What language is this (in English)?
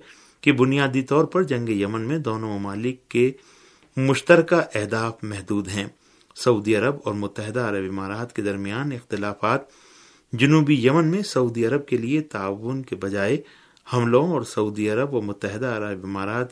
Urdu